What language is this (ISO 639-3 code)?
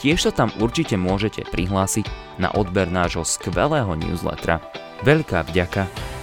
slk